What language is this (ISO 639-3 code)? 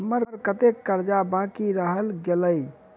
mai